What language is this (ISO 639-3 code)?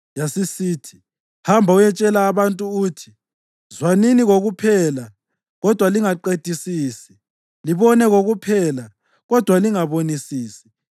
nde